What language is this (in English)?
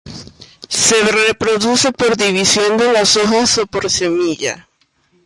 Spanish